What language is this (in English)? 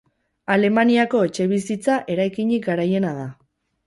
Basque